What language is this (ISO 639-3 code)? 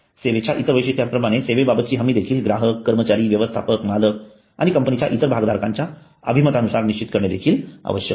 mar